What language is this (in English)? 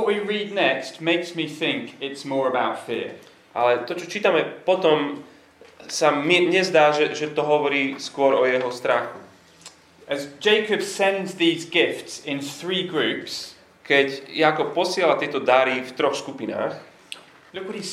Slovak